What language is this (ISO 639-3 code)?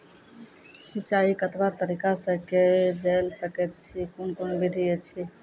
mai